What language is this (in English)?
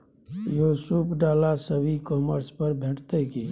Maithili